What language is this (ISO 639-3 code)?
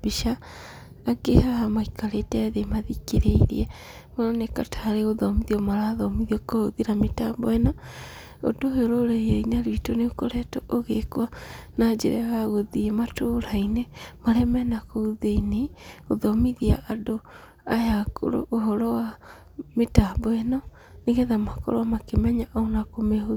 kik